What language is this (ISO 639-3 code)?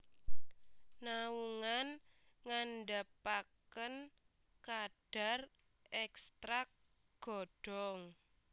jav